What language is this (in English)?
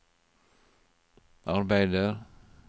Norwegian